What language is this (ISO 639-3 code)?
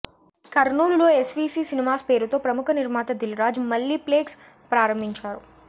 tel